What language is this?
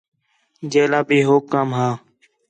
Khetrani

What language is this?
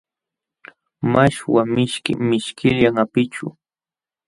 Jauja Wanca Quechua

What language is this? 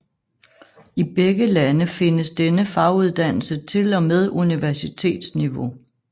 Danish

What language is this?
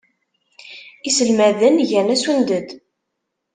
Kabyle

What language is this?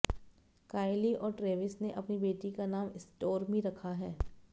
Hindi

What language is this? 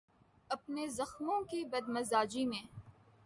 Urdu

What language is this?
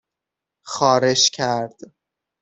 Persian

